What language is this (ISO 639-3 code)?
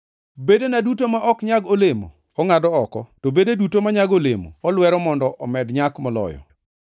luo